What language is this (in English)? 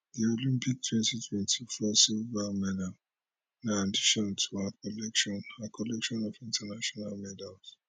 Nigerian Pidgin